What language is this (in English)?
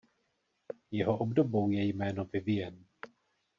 Czech